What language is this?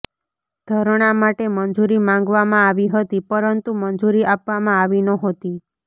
Gujarati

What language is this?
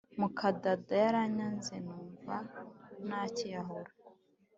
Kinyarwanda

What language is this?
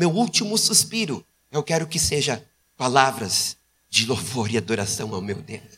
Portuguese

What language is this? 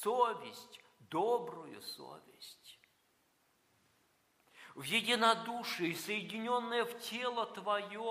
Russian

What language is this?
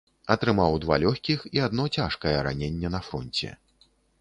Belarusian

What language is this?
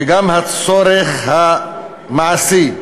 Hebrew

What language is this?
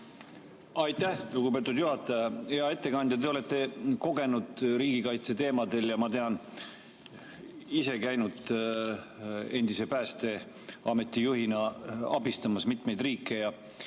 Estonian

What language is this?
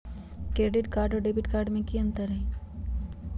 Magahi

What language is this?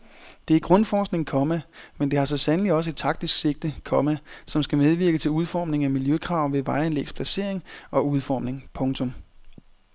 Danish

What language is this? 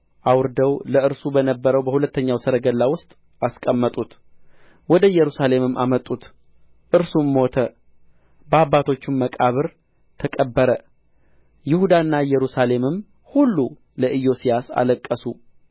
Amharic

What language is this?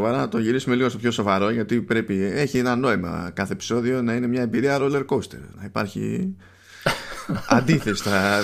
Greek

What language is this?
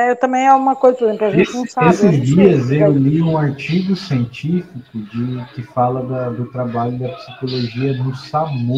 Portuguese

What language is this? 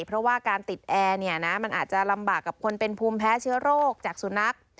Thai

